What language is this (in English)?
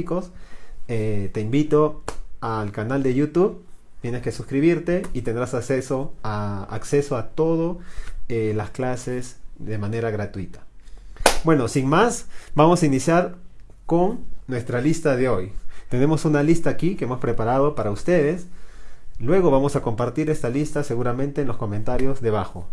Spanish